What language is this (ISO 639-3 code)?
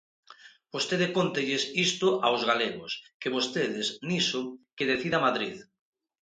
glg